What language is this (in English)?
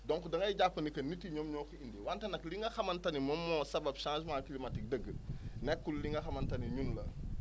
Wolof